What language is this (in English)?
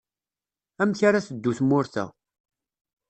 Kabyle